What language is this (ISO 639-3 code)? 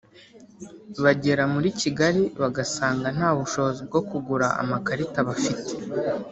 kin